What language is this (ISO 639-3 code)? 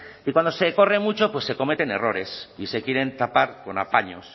spa